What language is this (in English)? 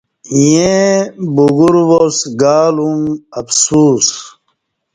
Kati